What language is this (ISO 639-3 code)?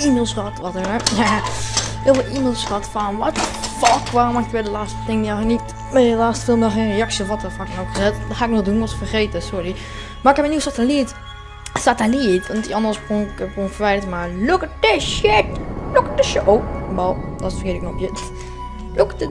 nld